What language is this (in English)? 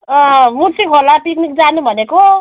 Nepali